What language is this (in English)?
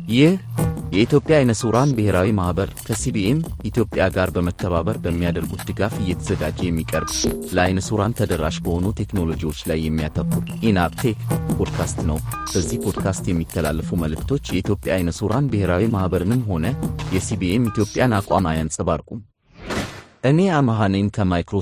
Amharic